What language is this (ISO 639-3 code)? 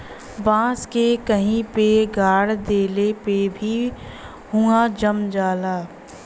bho